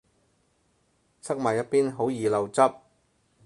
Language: Cantonese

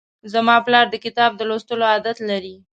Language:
Pashto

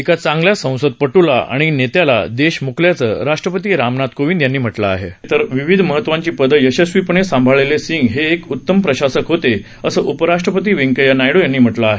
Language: Marathi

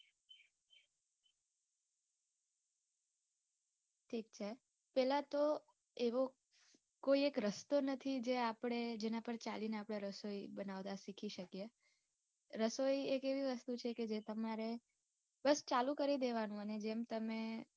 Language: Gujarati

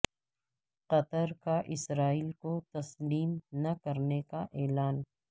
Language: Urdu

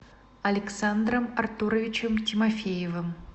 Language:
Russian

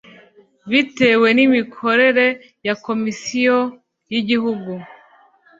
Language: Kinyarwanda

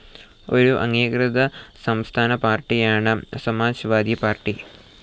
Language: Malayalam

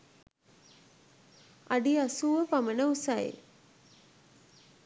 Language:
Sinhala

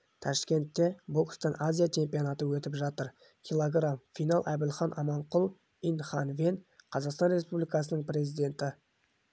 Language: Kazakh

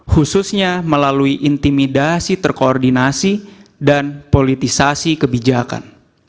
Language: Indonesian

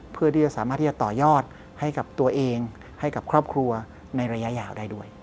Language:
Thai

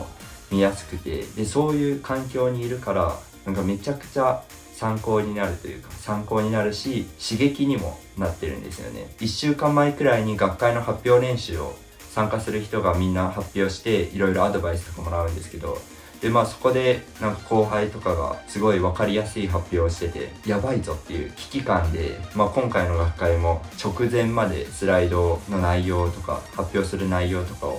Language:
Japanese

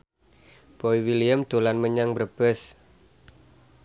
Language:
Javanese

